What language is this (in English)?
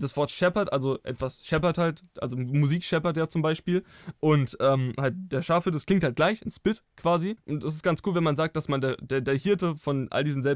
German